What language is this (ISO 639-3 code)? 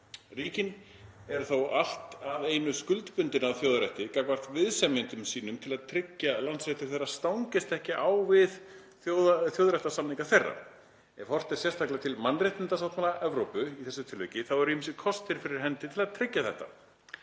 isl